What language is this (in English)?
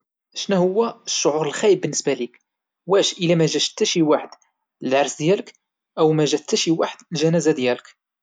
Moroccan Arabic